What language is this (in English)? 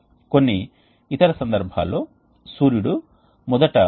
Telugu